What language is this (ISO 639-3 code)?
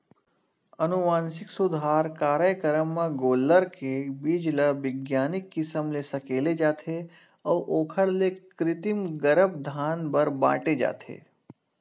hne